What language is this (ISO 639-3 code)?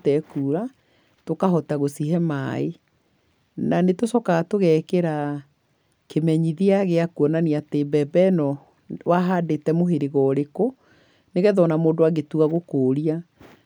kik